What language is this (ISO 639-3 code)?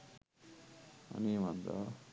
sin